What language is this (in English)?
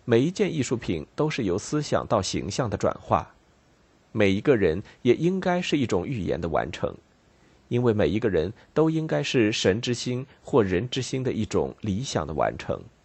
Chinese